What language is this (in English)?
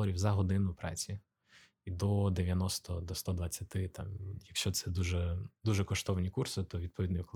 Ukrainian